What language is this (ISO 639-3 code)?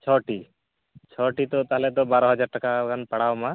sat